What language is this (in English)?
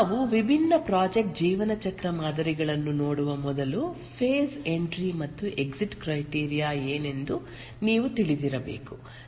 Kannada